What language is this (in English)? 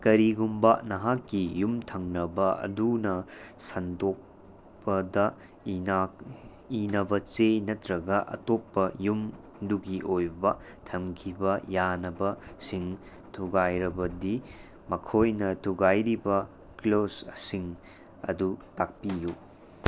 Manipuri